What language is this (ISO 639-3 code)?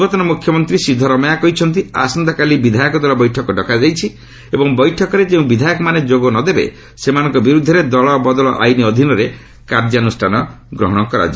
ori